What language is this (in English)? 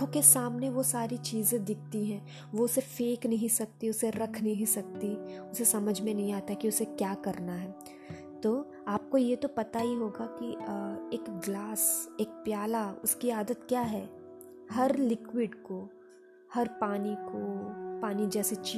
Hindi